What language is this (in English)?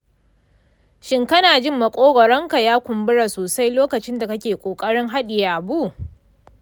Hausa